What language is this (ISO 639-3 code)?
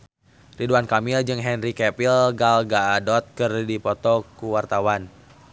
sun